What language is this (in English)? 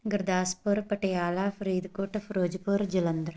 Punjabi